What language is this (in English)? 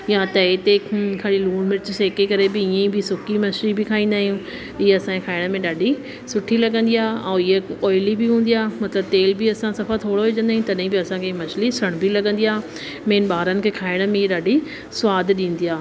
Sindhi